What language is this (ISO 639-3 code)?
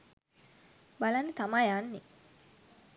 sin